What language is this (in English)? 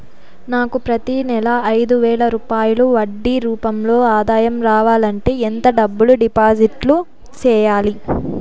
Telugu